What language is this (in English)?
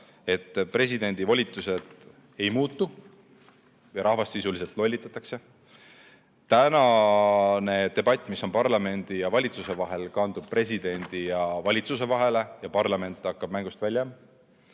Estonian